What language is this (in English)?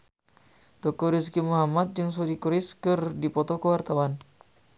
Sundanese